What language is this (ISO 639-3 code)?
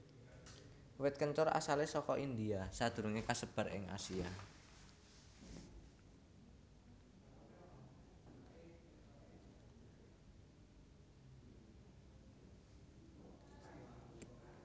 jav